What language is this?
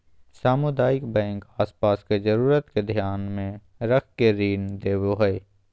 Magahi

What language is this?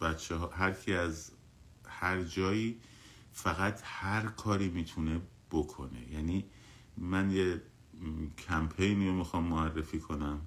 Persian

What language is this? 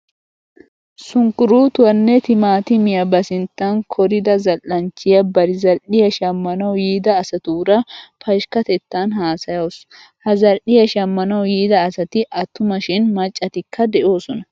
Wolaytta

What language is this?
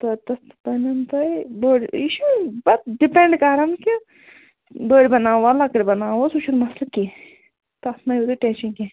Kashmiri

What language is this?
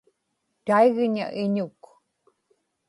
Inupiaq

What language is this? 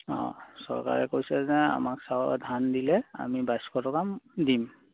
Assamese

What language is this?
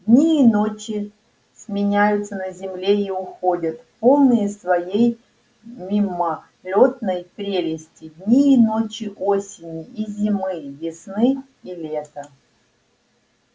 Russian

